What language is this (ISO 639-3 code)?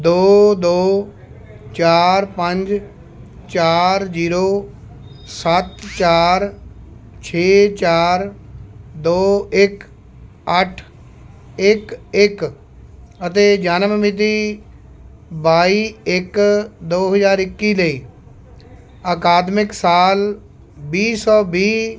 pan